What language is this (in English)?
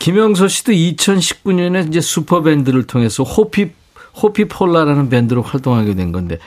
Korean